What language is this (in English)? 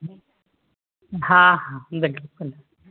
Sindhi